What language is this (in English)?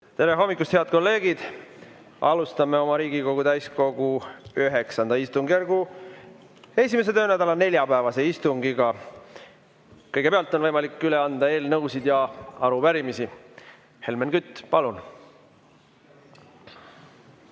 Estonian